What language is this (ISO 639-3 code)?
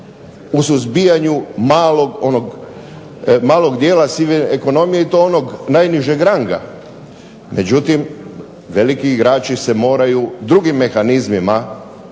hrv